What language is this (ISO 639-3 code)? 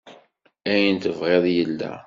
kab